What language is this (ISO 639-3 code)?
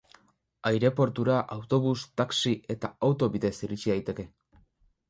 eus